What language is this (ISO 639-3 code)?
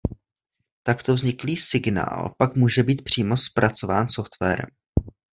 ces